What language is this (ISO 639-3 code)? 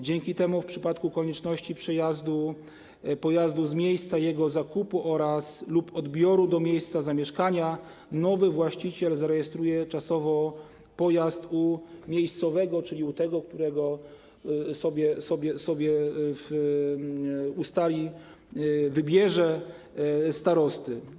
pol